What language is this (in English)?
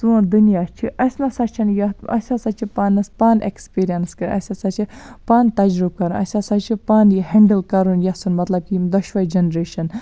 Kashmiri